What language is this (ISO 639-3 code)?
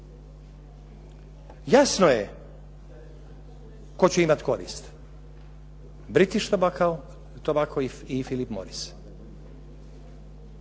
hrv